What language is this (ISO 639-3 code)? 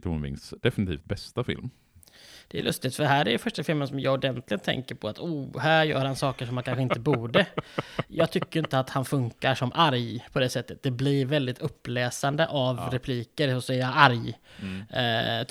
swe